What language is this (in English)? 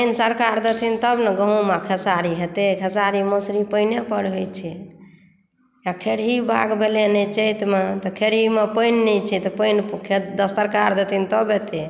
Maithili